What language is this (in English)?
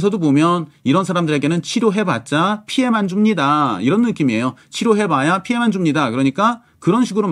Korean